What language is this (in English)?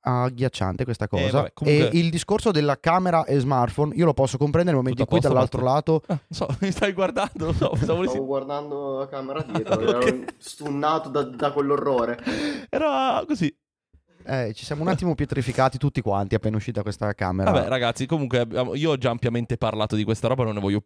Italian